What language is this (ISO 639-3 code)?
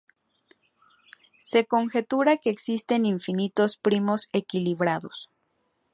spa